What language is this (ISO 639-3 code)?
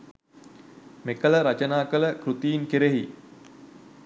sin